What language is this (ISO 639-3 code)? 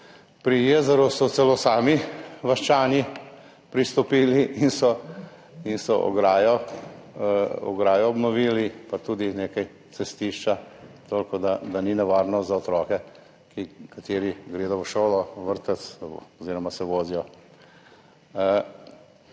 slv